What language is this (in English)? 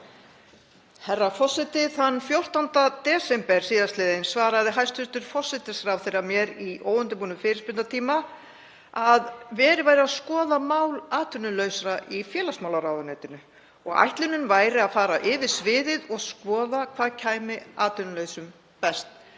Icelandic